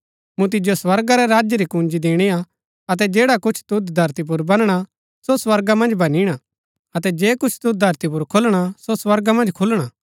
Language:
Gaddi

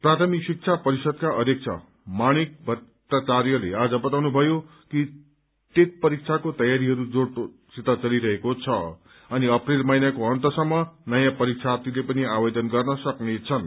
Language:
Nepali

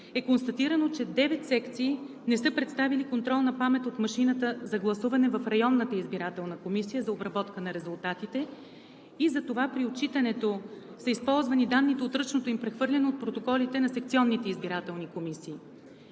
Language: Bulgarian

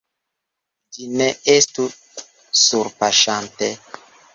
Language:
Esperanto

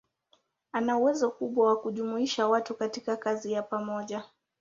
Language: Swahili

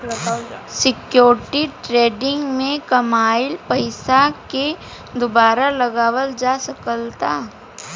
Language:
Bhojpuri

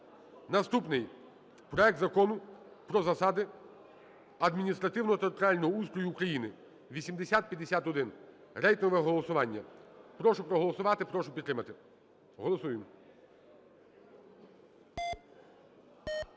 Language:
Ukrainian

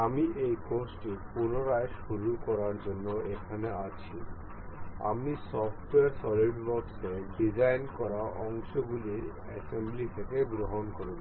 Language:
Bangla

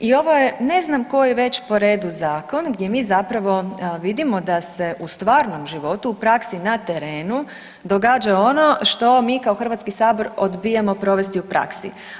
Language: Croatian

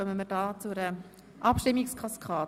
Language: Swiss German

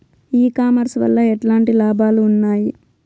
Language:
Telugu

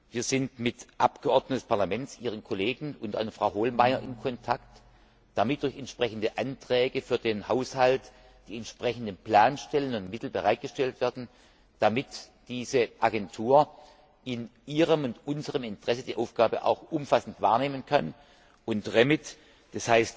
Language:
German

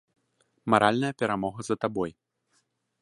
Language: Belarusian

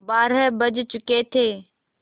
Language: Hindi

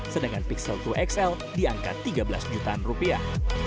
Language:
Indonesian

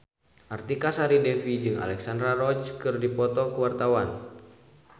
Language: Sundanese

